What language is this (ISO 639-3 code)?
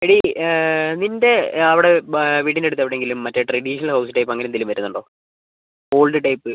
mal